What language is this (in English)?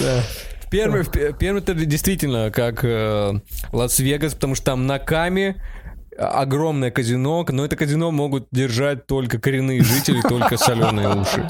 Russian